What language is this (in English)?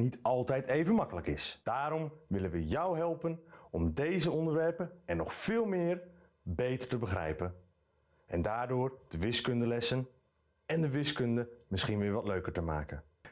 Dutch